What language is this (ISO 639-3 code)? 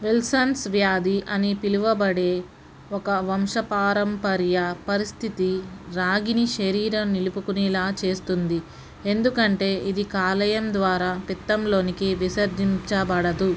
tel